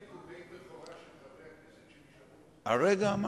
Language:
Hebrew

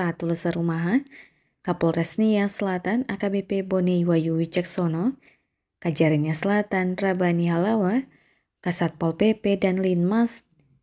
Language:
Indonesian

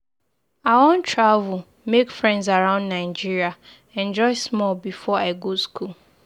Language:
Nigerian Pidgin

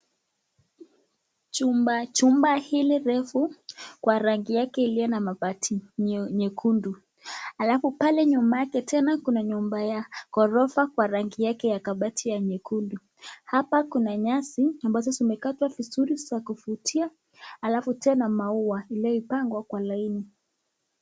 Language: Swahili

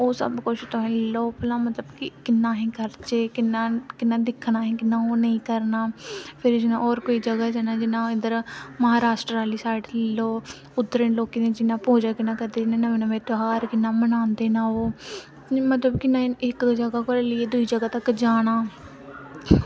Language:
Dogri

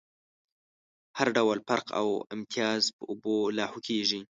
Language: Pashto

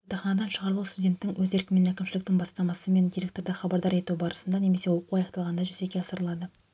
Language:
Kazakh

